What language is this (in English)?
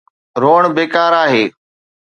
Sindhi